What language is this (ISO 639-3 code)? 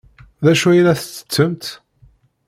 kab